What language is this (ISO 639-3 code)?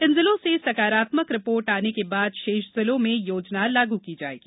hin